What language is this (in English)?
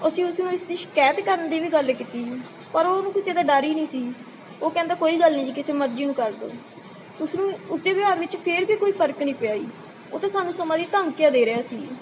Punjabi